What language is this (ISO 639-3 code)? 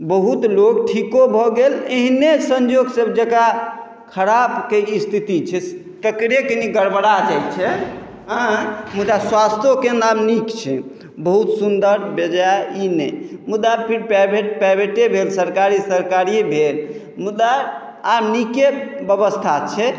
mai